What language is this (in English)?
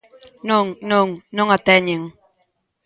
Galician